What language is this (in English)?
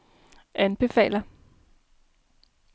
Danish